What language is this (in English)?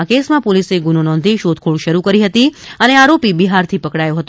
Gujarati